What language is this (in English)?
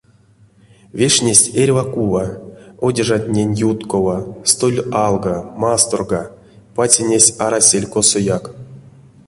Erzya